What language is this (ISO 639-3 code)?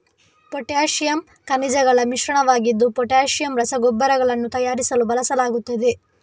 kan